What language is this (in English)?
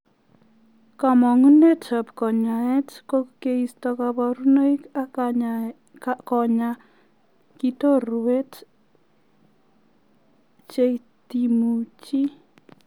Kalenjin